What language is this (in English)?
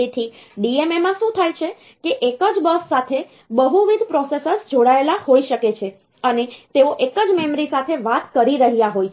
Gujarati